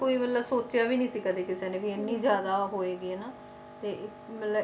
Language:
Punjabi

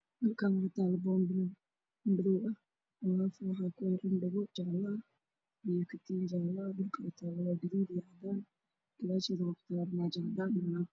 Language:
Somali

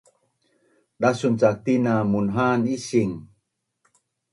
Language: Bunun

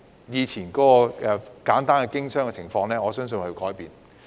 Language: Cantonese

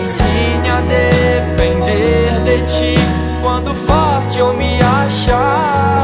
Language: Romanian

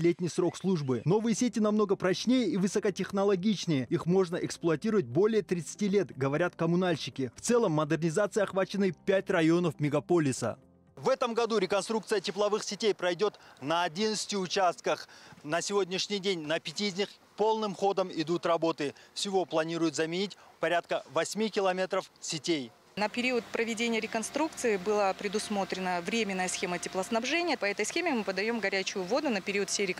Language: Russian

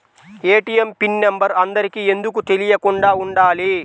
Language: Telugu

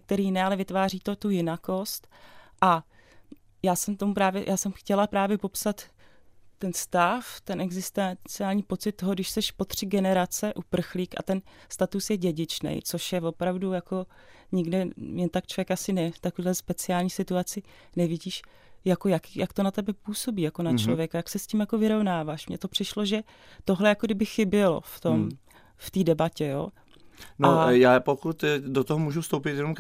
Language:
Czech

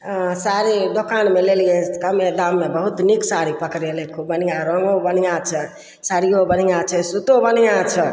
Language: Maithili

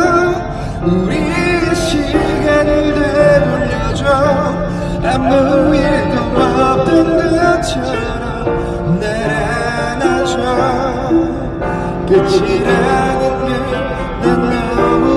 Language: Korean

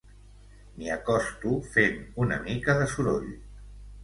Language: Catalan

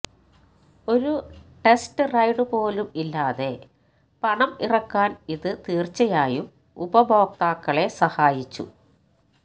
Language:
Malayalam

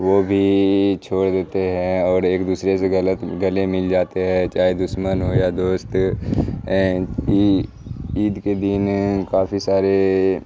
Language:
Urdu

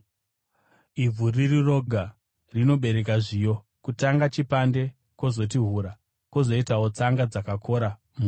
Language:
Shona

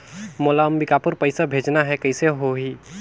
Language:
Chhattisgarhi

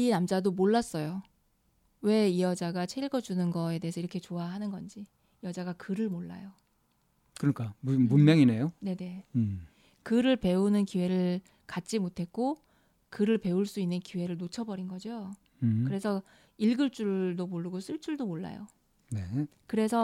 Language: Korean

